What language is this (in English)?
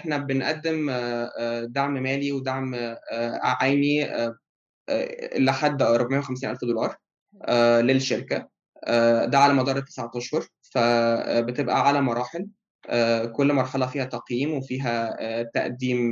Arabic